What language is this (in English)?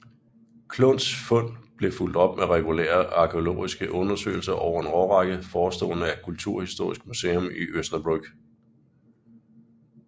Danish